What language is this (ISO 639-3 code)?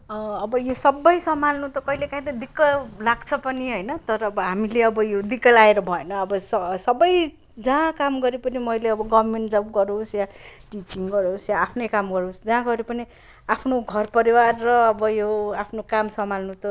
nep